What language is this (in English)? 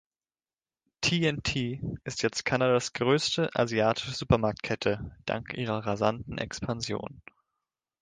German